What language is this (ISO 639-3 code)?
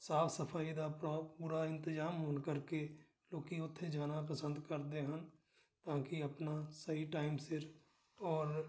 pan